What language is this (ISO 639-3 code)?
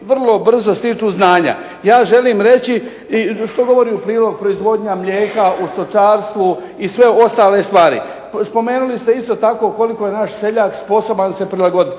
hrv